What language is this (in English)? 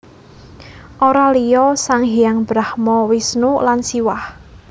Javanese